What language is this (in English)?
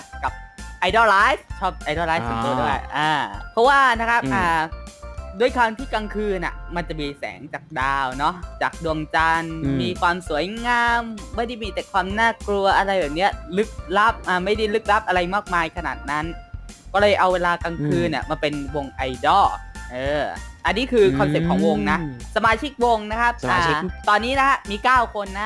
Thai